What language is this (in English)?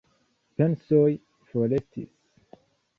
Esperanto